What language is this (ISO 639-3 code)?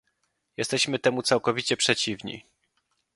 pol